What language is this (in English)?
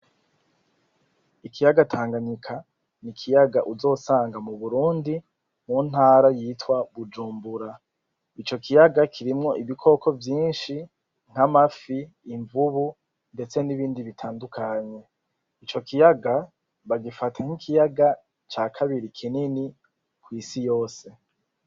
Rundi